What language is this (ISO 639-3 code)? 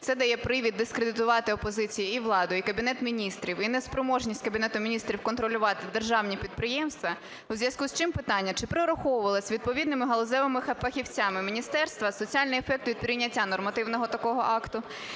ukr